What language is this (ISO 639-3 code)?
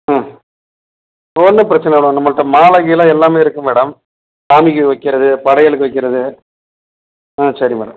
tam